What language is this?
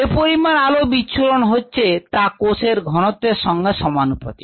Bangla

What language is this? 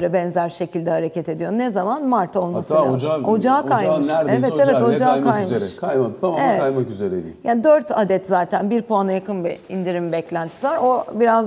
Turkish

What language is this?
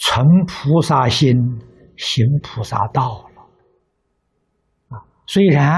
Chinese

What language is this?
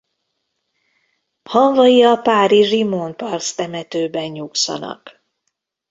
Hungarian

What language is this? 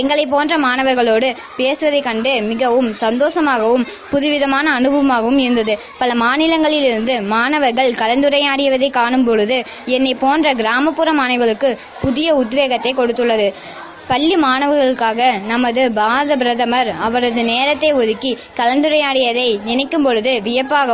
Tamil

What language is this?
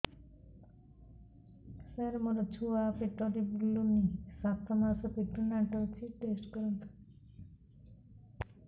Odia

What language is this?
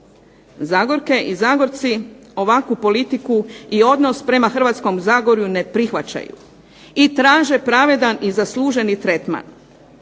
Croatian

